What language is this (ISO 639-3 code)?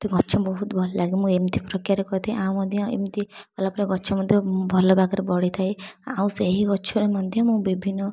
ori